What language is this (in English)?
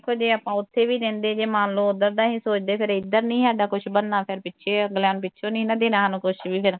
Punjabi